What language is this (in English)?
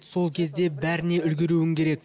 Kazakh